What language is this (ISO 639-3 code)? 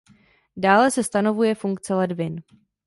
ces